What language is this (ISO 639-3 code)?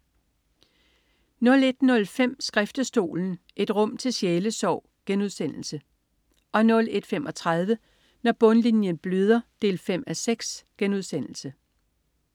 dan